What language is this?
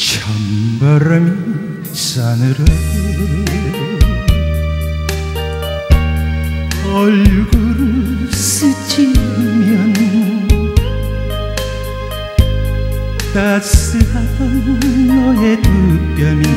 Korean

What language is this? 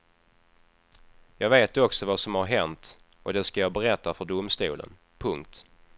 Swedish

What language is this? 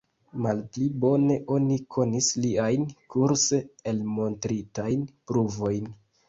Esperanto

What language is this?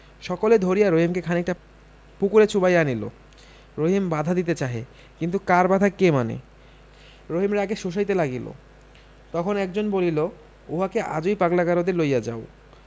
Bangla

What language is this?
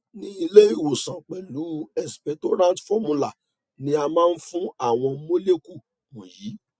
Yoruba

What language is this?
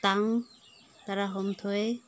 Manipuri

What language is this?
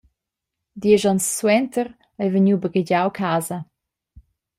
Romansh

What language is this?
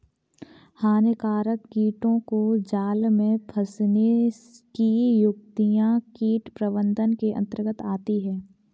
Hindi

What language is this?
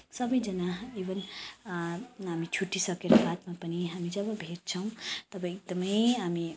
Nepali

